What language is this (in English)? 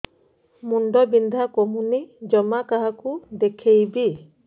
Odia